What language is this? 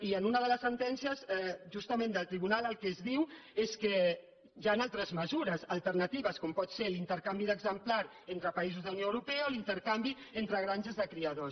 Catalan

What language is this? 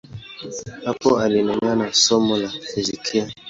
Swahili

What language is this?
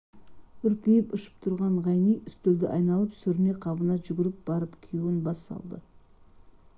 Kazakh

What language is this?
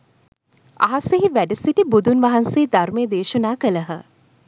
Sinhala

